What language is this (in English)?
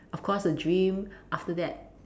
English